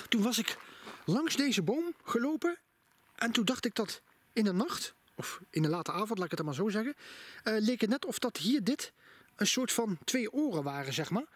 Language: Dutch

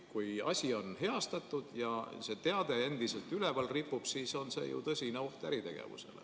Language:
Estonian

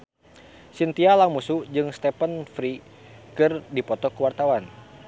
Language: Sundanese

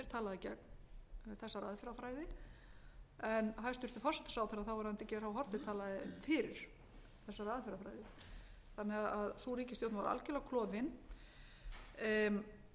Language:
Icelandic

